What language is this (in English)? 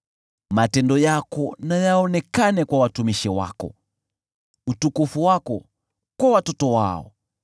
Swahili